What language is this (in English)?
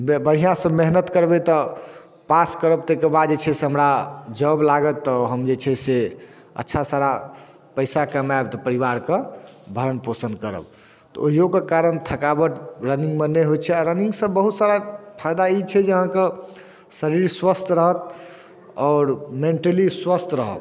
Maithili